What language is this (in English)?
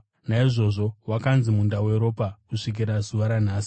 Shona